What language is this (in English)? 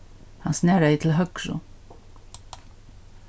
Faroese